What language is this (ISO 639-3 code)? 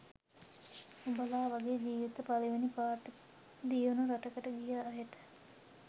sin